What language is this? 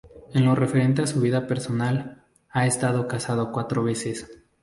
Spanish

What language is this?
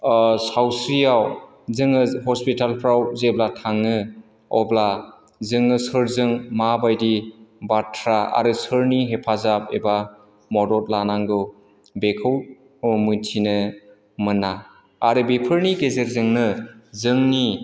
Bodo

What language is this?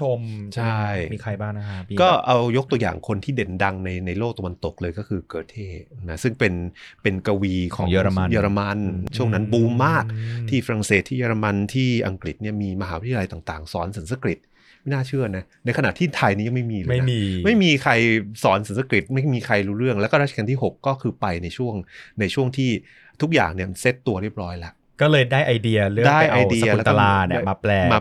Thai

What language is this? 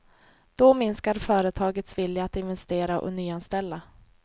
Swedish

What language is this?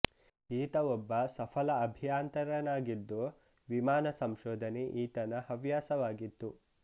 Kannada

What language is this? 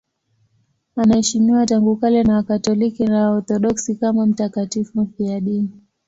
Swahili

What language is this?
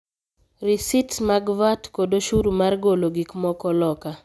Luo (Kenya and Tanzania)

